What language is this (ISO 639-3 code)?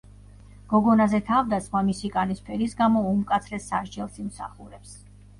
kat